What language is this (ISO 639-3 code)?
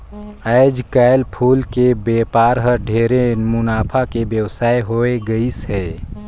hne